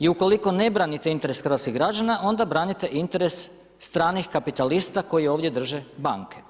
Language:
Croatian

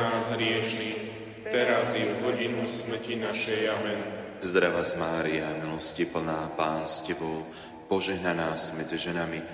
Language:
Slovak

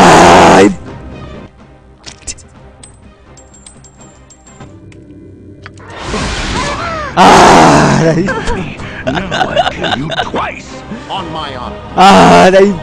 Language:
Korean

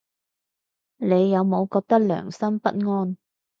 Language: Cantonese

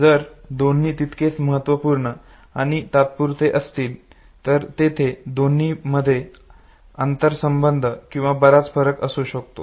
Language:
Marathi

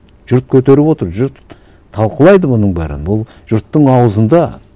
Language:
Kazakh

